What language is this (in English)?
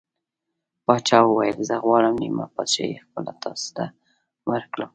Pashto